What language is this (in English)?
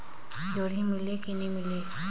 Chhattisgarhi